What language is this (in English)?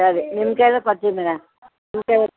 Kannada